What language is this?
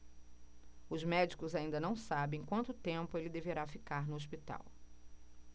Portuguese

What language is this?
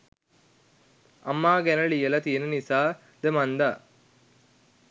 Sinhala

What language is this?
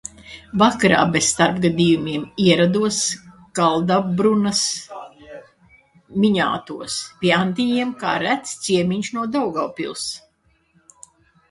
Latvian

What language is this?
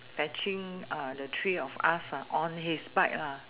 English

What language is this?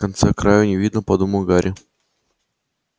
Russian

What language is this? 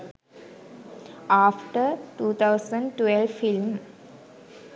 Sinhala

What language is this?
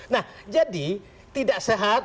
Indonesian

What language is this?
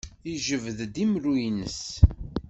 Kabyle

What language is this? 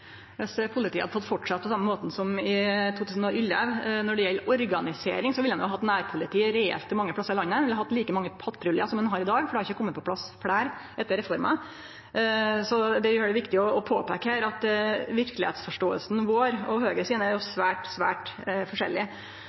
Norwegian Nynorsk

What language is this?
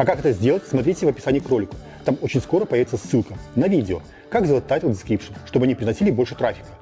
Russian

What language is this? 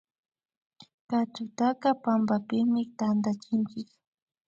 Imbabura Highland Quichua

